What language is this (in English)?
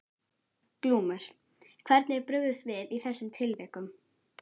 Icelandic